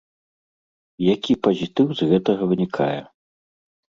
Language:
Belarusian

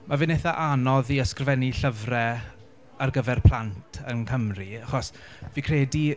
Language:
Welsh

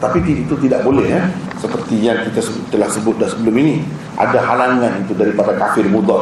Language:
Malay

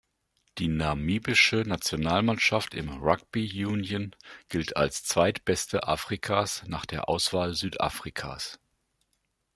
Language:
German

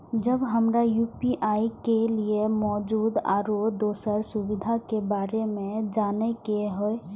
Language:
Maithili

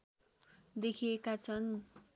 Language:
Nepali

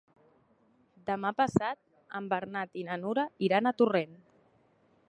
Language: Catalan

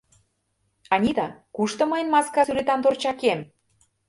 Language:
Mari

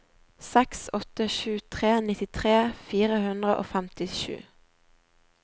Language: Norwegian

